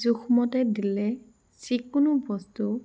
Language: Assamese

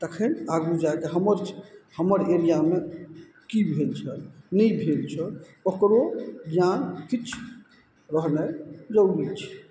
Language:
Maithili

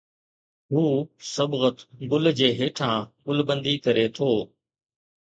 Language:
Sindhi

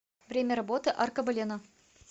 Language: Russian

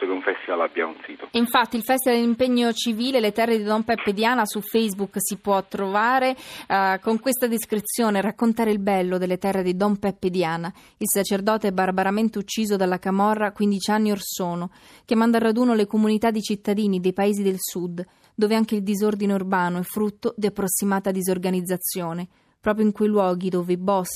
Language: Italian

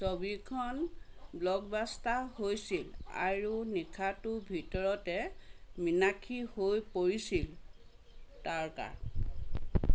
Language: Assamese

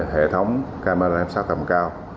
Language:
Vietnamese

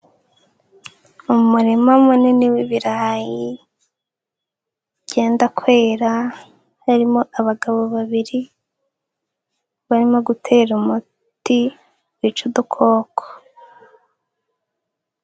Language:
Kinyarwanda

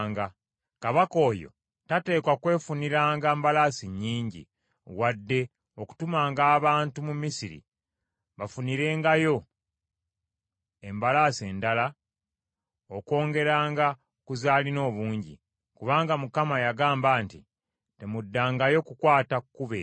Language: Ganda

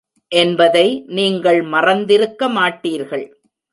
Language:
Tamil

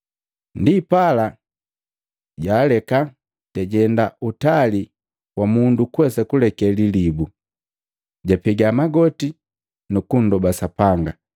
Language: Matengo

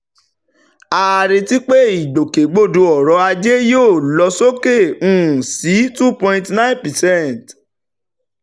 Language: Yoruba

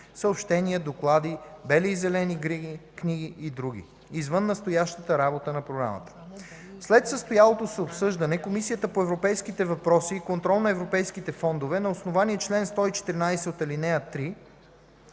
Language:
Bulgarian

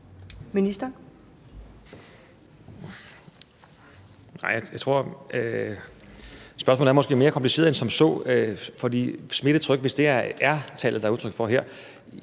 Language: Danish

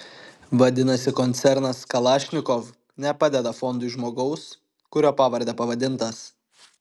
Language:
Lithuanian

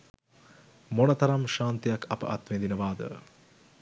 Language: Sinhala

